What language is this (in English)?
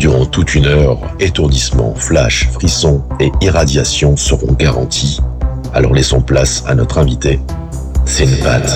French